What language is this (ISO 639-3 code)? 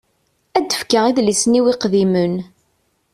kab